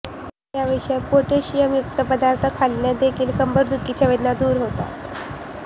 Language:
Marathi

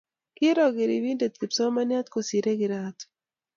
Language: Kalenjin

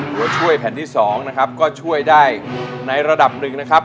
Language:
Thai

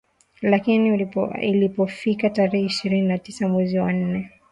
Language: Swahili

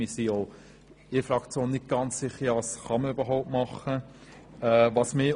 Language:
Swiss German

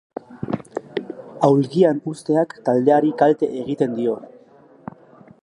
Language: Basque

